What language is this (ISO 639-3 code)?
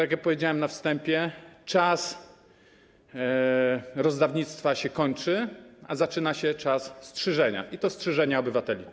pol